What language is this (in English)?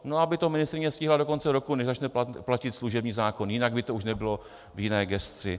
Czech